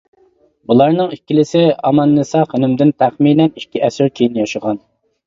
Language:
Uyghur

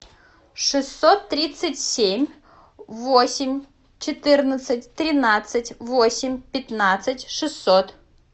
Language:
Russian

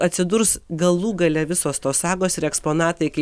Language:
Lithuanian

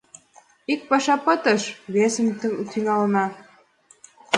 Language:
Mari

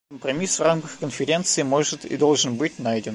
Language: Russian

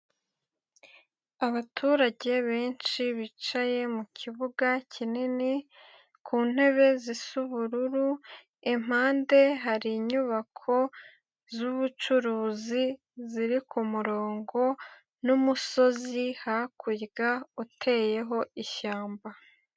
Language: Kinyarwanda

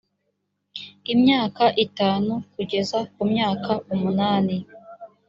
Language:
Kinyarwanda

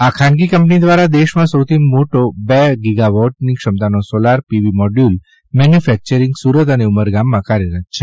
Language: Gujarati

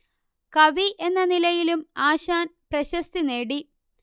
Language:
Malayalam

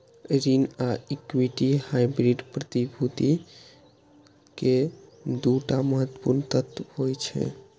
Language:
Maithili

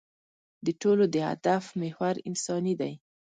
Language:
Pashto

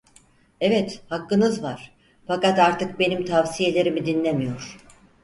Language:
Turkish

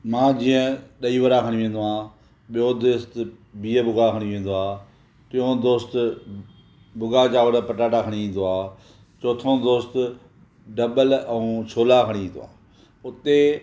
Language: Sindhi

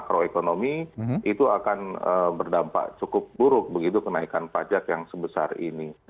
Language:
Indonesian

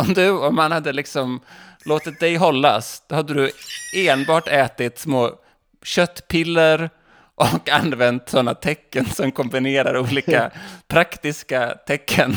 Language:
Swedish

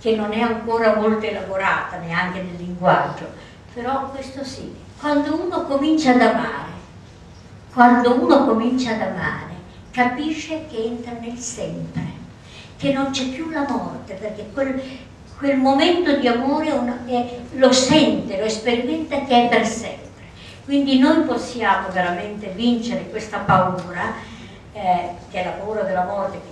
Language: Italian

